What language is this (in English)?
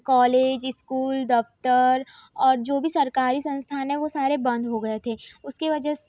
Hindi